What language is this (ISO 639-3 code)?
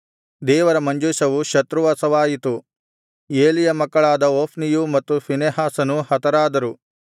kan